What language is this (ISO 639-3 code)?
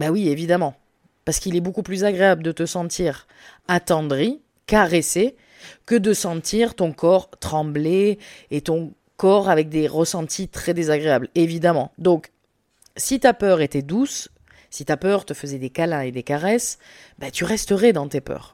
fra